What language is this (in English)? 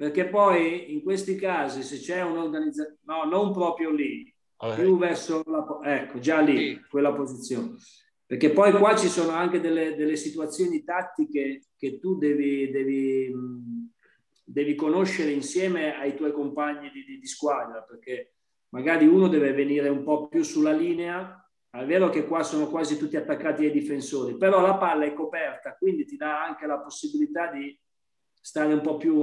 Italian